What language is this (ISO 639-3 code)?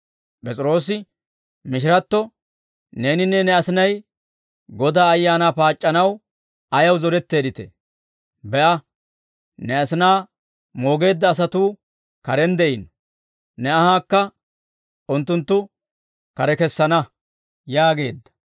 dwr